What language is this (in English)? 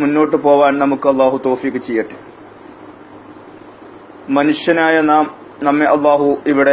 Arabic